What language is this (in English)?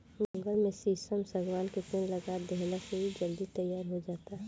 Bhojpuri